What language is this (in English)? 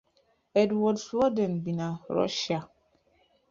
Igbo